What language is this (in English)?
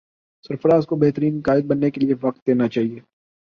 Urdu